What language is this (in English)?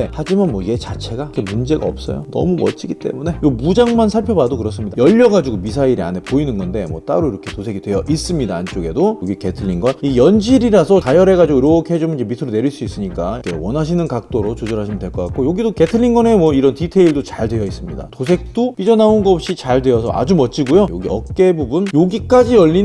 Korean